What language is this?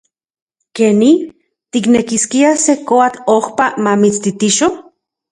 Central Puebla Nahuatl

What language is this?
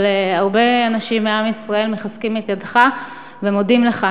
Hebrew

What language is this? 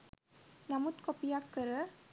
Sinhala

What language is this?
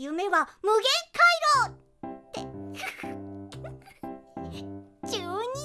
Japanese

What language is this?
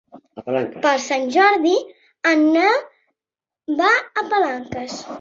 Catalan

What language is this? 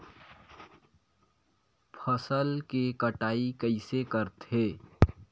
Chhattisgarhi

